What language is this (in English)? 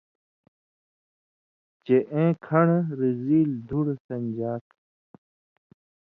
Indus Kohistani